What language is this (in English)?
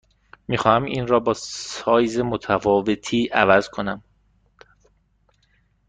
Persian